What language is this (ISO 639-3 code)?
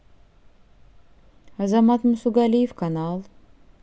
rus